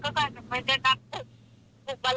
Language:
Thai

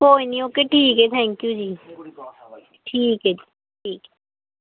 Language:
Punjabi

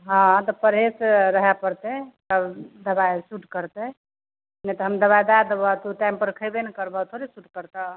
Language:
Maithili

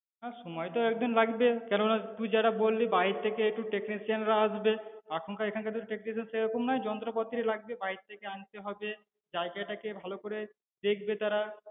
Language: Bangla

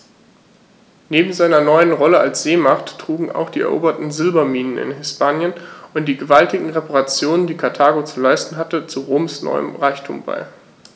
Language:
German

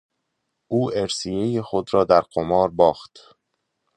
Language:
Persian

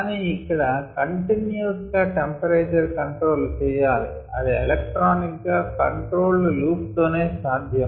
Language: Telugu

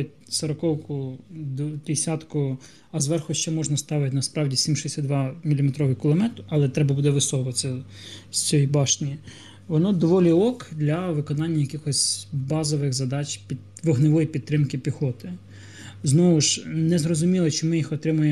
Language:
Ukrainian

